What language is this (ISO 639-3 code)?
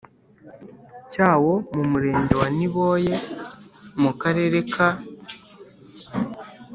kin